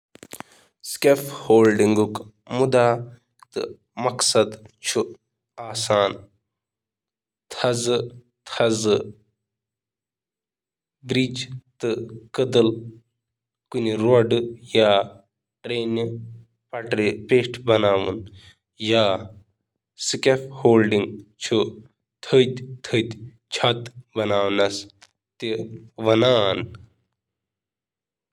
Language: Kashmiri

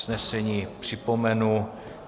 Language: Czech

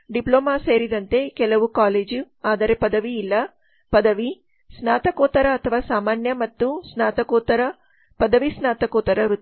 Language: Kannada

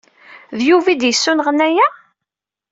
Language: Kabyle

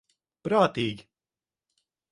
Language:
Latvian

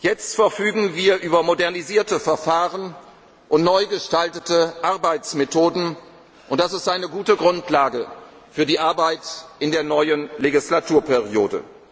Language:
German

